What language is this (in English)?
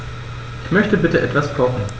German